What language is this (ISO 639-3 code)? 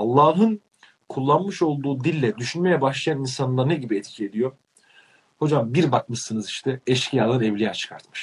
tur